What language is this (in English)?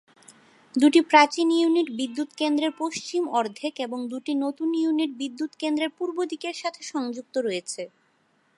Bangla